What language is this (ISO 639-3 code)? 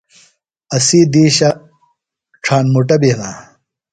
phl